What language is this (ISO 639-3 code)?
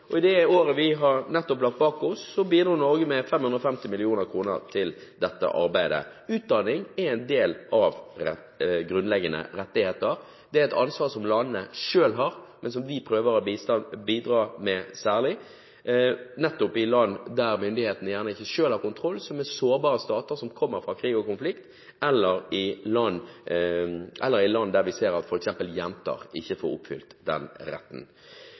nob